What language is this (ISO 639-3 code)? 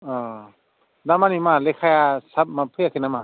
brx